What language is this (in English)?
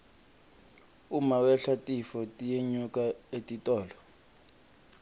Swati